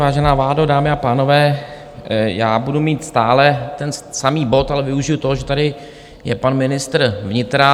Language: Czech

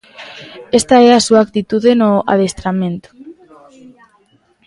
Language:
Galician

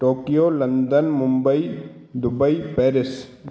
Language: Sindhi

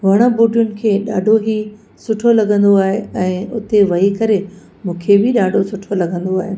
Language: Sindhi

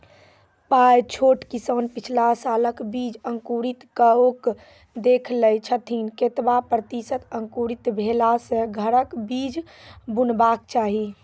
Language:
Maithili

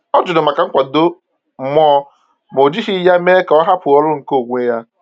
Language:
Igbo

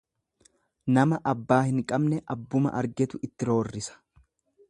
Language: Oromo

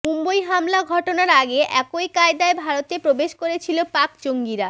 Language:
Bangla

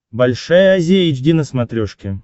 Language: Russian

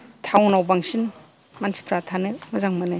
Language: Bodo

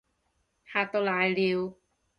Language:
Cantonese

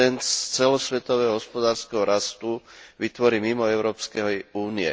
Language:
Slovak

